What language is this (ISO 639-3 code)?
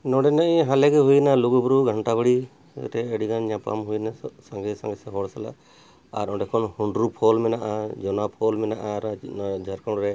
sat